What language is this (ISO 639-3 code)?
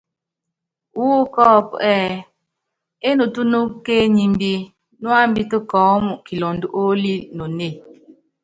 yav